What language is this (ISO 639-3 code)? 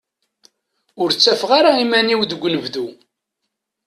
kab